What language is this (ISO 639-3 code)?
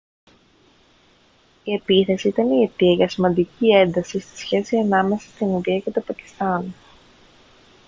ell